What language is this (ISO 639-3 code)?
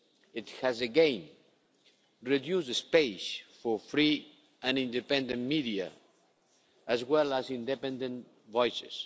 eng